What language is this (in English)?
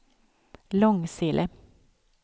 Swedish